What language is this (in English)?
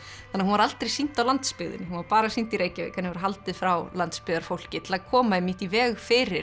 Icelandic